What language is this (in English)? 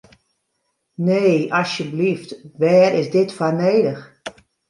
Western Frisian